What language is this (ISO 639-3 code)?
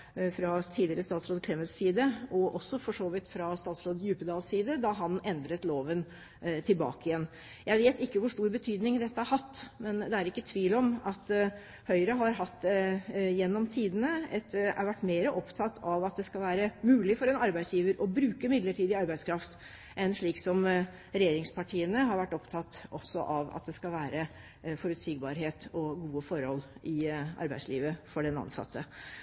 nob